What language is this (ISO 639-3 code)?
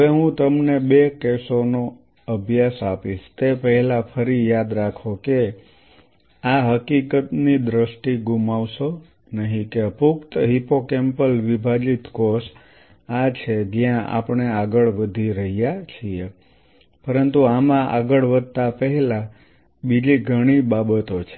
guj